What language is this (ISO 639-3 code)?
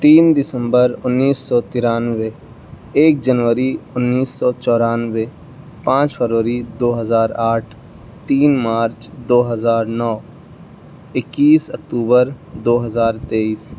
urd